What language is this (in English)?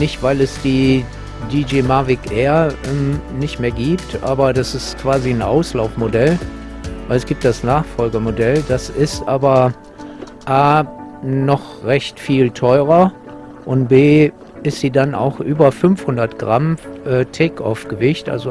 German